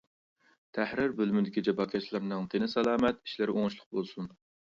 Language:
Uyghur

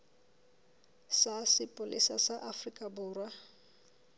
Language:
Southern Sotho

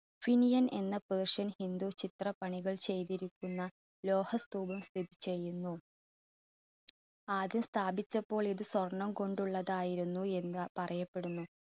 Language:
Malayalam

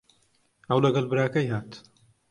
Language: Central Kurdish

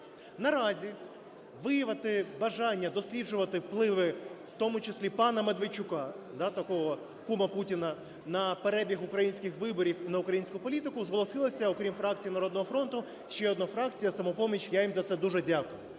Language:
Ukrainian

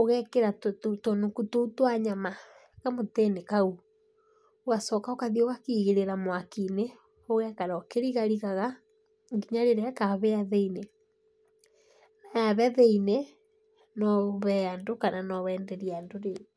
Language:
Kikuyu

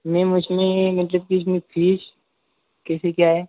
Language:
Hindi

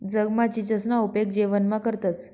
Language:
Marathi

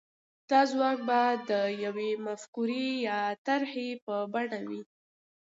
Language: Pashto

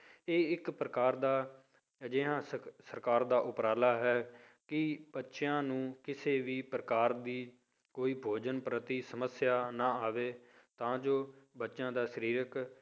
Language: Punjabi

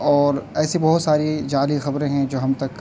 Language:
Urdu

